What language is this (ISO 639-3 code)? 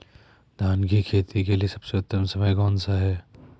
hin